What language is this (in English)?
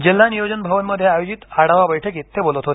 Marathi